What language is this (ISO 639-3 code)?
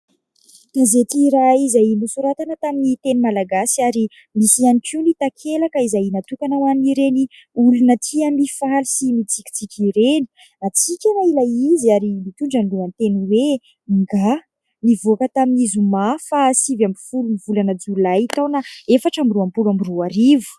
mlg